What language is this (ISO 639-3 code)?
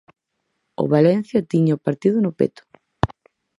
glg